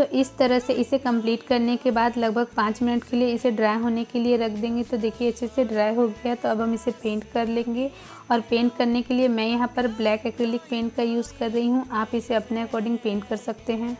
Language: Hindi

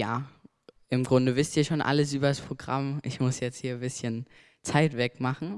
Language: German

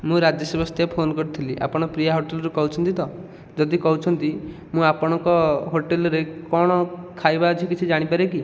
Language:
Odia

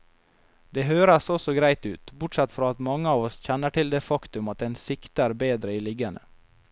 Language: Norwegian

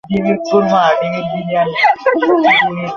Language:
Bangla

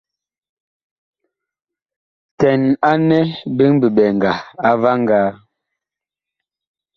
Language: Bakoko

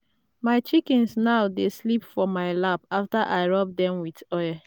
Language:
Nigerian Pidgin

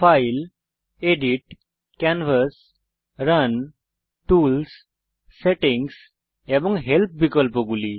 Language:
Bangla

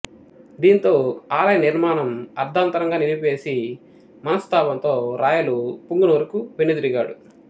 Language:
Telugu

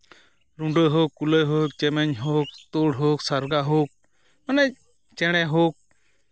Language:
Santali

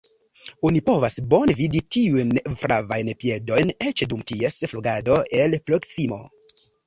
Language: Esperanto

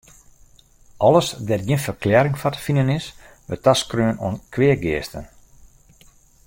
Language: Western Frisian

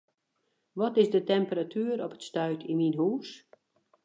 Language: Western Frisian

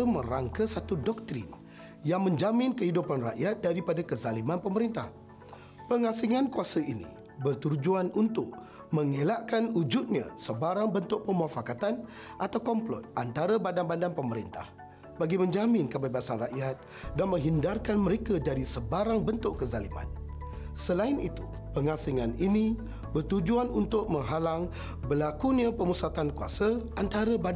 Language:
Malay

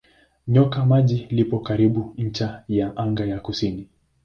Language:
Swahili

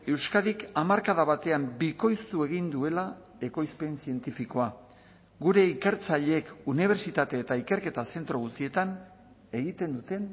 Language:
Basque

